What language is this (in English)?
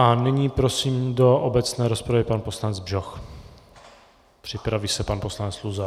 Czech